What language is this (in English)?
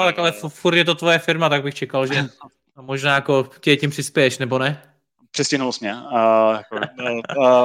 Czech